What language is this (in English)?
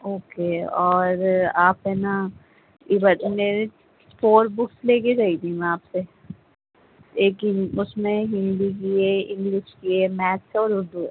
Urdu